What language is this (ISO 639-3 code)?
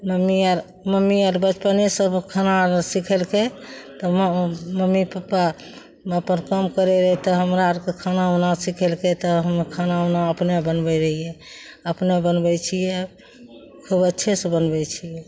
mai